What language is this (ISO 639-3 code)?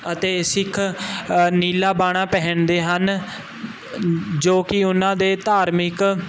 pan